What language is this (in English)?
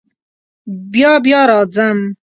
Pashto